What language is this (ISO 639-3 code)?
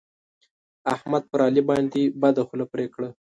pus